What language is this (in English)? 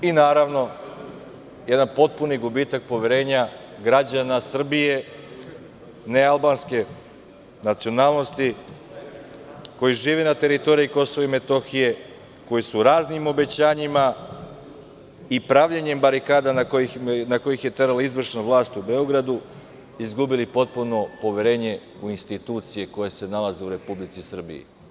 Serbian